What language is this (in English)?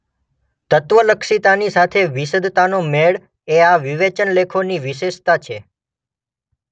Gujarati